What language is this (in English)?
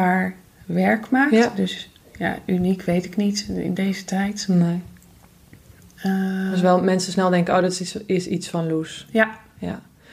Dutch